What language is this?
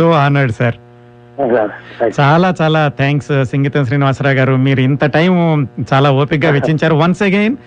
Telugu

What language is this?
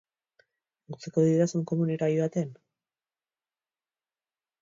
Basque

